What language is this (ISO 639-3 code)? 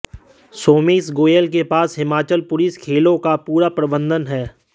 hin